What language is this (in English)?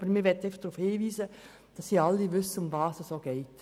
Swiss German